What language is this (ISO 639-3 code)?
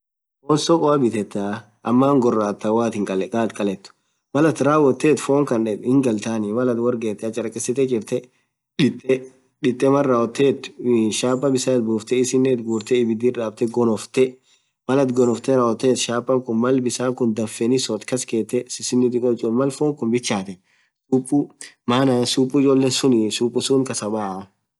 orc